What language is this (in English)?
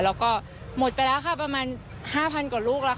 Thai